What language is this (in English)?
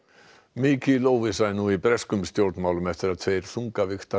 Icelandic